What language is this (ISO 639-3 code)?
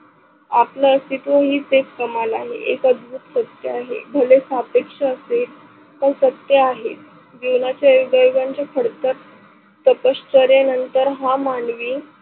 mar